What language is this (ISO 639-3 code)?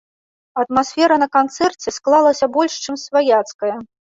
bel